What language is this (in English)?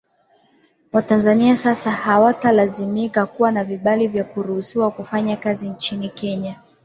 Swahili